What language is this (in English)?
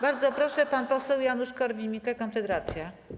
Polish